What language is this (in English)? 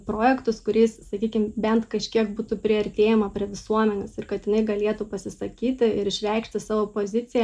Lithuanian